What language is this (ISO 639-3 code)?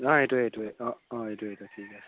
asm